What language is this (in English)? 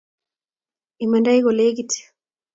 Kalenjin